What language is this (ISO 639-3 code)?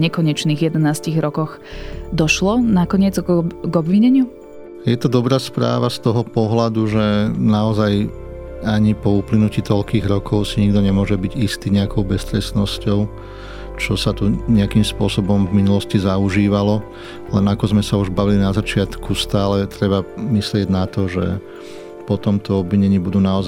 slk